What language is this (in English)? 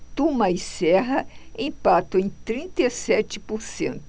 Portuguese